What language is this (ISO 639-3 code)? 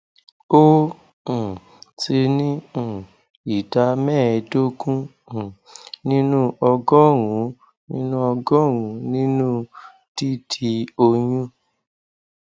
yor